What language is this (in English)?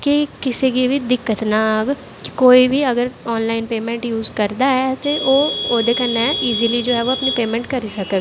Dogri